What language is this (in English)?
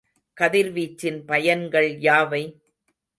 Tamil